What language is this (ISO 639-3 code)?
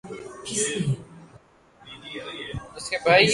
urd